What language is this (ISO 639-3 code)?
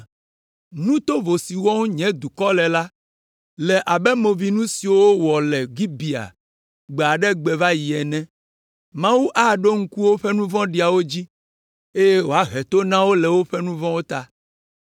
ewe